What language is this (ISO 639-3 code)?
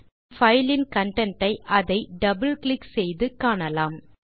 tam